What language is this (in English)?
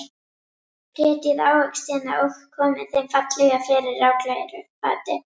Icelandic